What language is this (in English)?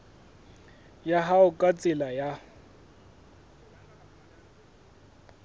Southern Sotho